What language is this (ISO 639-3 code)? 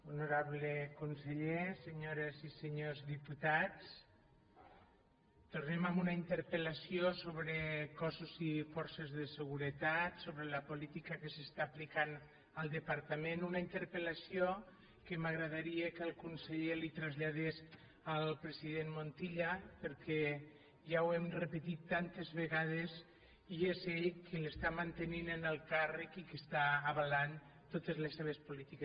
cat